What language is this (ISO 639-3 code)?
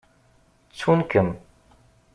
kab